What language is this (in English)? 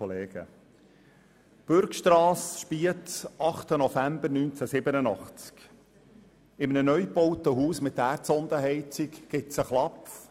Swiss German